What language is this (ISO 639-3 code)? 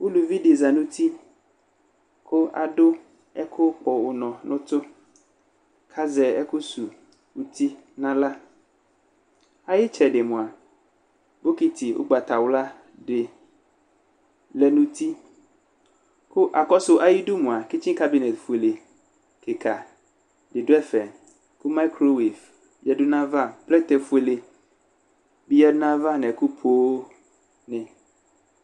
kpo